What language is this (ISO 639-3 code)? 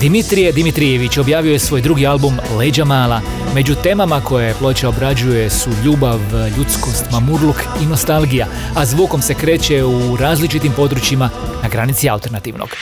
hrv